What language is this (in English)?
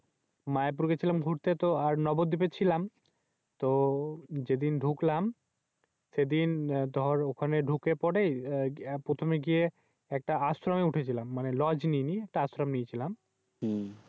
Bangla